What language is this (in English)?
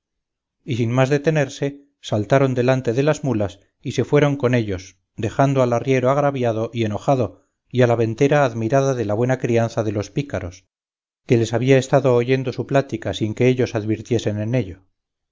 Spanish